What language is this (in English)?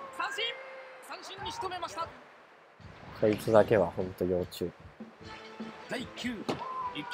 Japanese